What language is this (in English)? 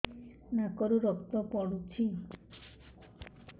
Odia